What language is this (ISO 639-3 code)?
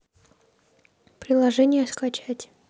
rus